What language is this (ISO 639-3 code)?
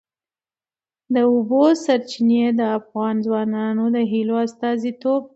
pus